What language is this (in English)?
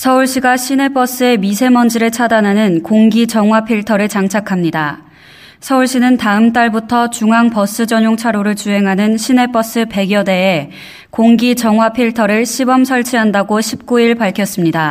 Korean